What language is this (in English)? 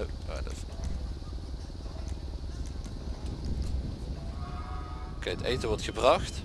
Dutch